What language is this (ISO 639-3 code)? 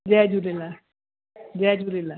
snd